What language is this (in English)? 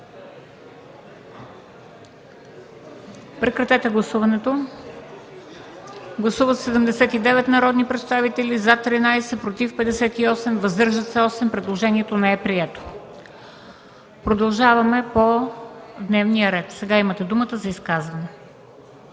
Bulgarian